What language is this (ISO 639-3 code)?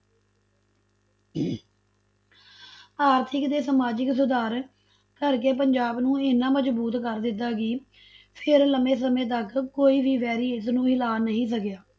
pan